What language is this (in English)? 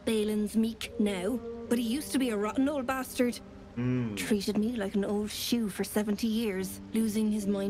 Turkish